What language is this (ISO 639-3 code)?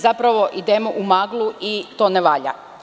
srp